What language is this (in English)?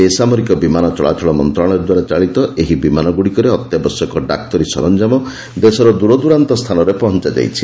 Odia